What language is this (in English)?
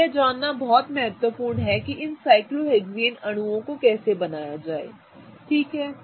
Hindi